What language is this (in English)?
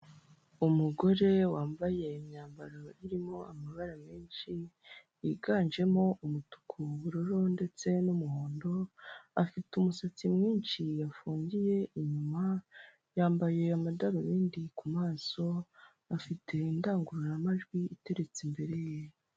Kinyarwanda